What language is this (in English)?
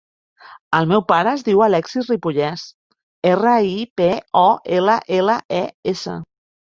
Catalan